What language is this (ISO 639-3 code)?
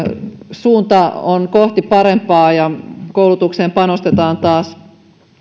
fin